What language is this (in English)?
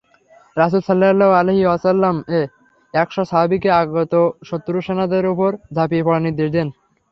Bangla